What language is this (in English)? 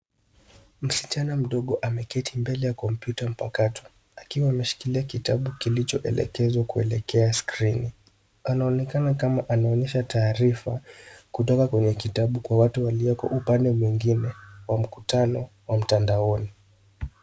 Swahili